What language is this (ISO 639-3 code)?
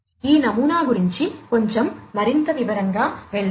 tel